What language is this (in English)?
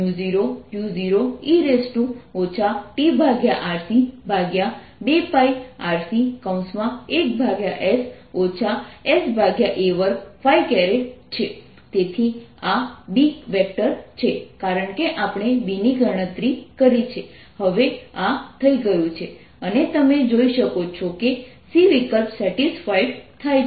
Gujarati